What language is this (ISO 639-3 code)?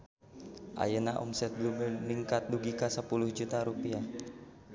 sun